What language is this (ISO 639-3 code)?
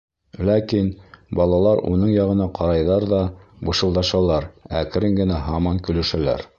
bak